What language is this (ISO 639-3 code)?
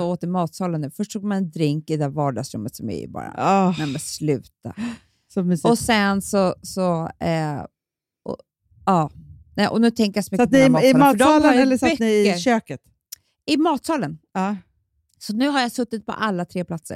swe